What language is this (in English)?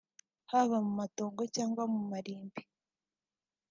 Kinyarwanda